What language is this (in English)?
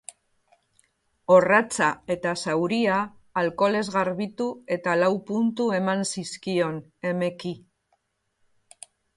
Basque